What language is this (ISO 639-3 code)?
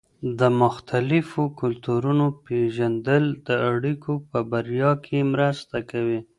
pus